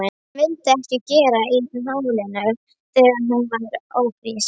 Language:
Icelandic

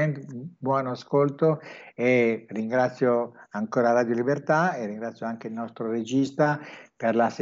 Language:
Italian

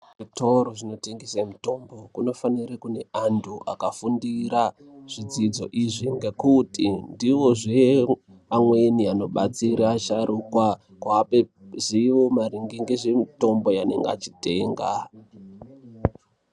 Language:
Ndau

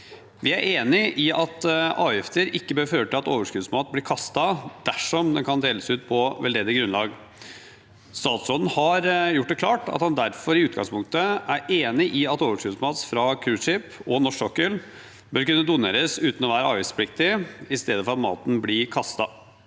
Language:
Norwegian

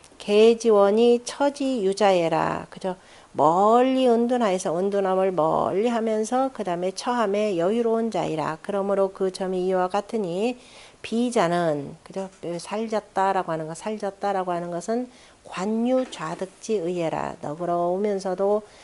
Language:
Korean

